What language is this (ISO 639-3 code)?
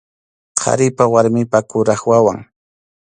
qxu